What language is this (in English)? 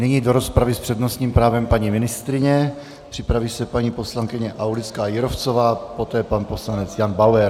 Czech